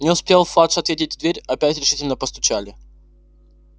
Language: Russian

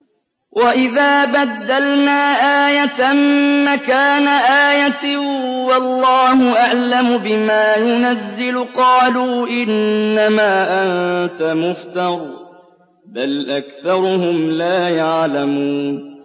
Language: Arabic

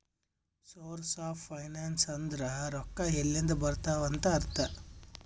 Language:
Kannada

